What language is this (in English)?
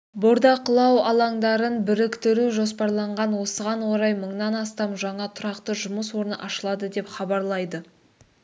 Kazakh